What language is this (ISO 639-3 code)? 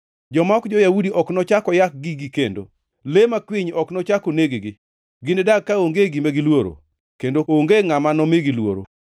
luo